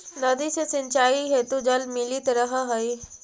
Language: Magahi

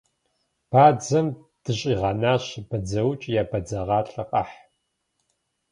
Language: Kabardian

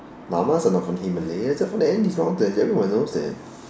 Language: English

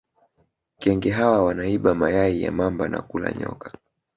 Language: Swahili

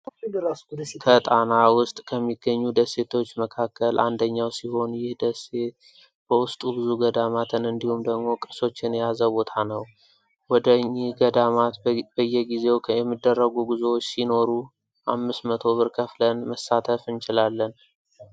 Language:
Amharic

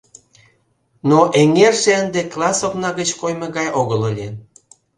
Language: Mari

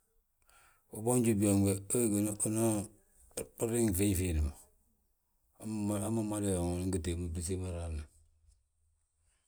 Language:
Balanta-Ganja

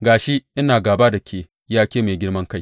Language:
Hausa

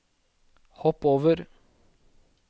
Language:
Norwegian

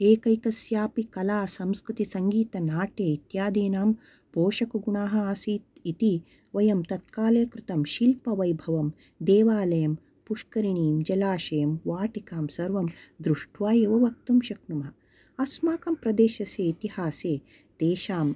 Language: Sanskrit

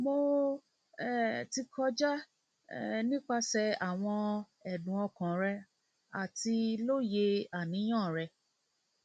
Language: Yoruba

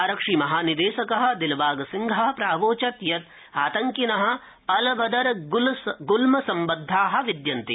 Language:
Sanskrit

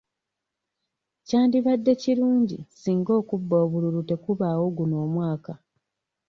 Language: Ganda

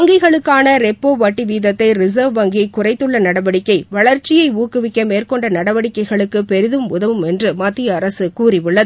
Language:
Tamil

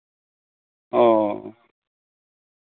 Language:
Santali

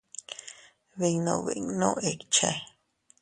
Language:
Teutila Cuicatec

